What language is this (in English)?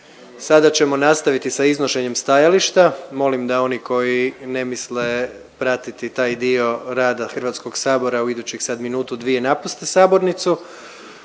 Croatian